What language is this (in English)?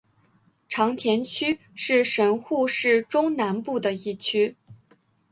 Chinese